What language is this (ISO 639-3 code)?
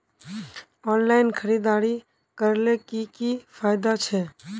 mag